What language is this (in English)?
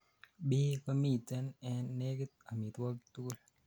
Kalenjin